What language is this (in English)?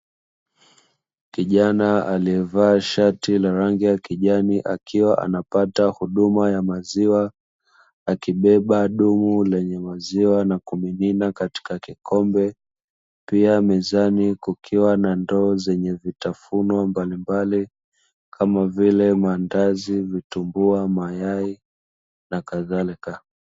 Swahili